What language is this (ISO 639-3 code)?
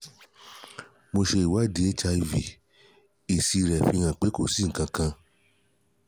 yor